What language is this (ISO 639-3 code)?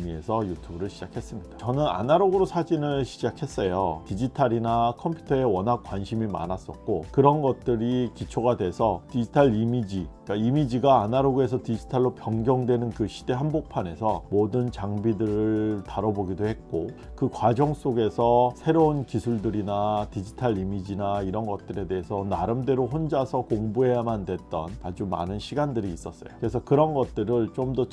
kor